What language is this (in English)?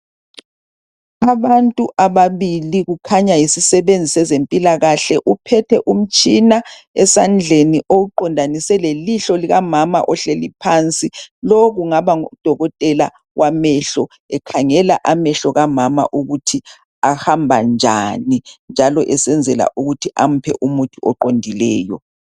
North Ndebele